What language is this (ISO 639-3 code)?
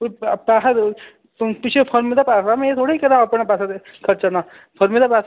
doi